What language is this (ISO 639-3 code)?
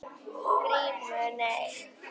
isl